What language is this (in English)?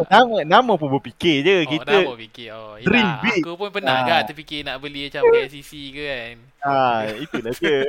Malay